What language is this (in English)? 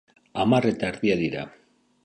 Basque